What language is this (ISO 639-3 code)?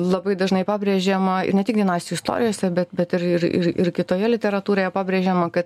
lit